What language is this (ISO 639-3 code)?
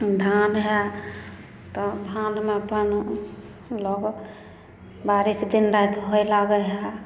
mai